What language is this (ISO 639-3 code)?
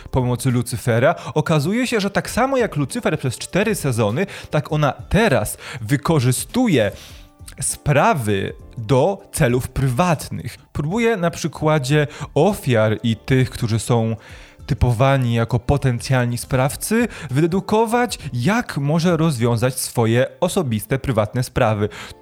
pol